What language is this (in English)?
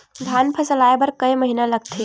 Chhattisgarhi